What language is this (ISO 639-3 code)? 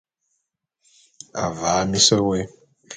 bum